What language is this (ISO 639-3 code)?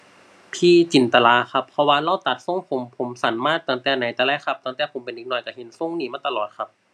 tha